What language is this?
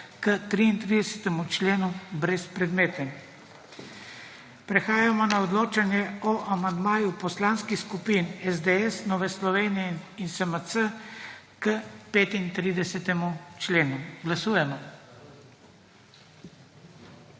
Slovenian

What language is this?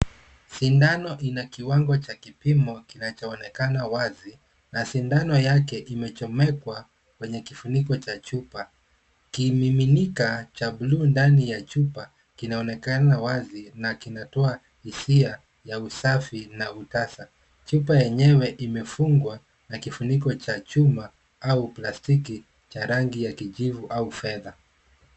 Swahili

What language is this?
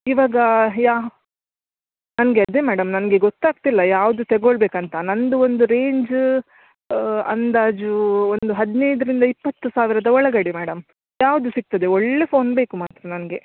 Kannada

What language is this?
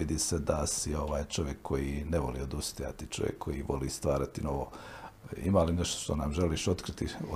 Croatian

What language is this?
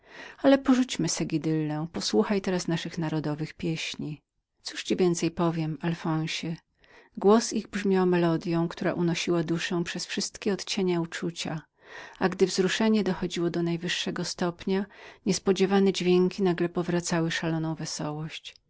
Polish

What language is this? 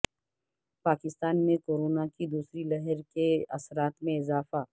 Urdu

